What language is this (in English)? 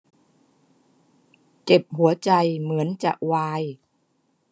Thai